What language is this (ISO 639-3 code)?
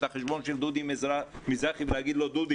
heb